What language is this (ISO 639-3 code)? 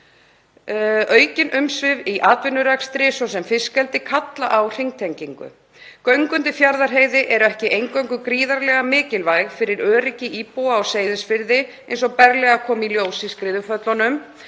isl